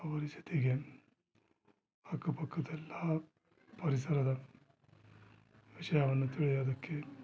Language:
Kannada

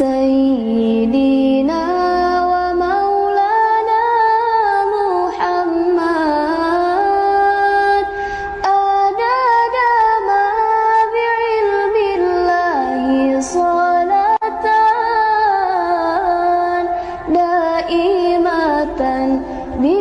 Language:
Indonesian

